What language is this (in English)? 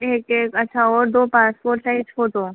Hindi